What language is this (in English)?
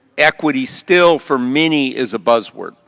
English